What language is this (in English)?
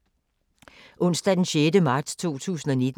Danish